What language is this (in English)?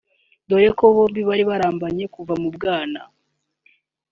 Kinyarwanda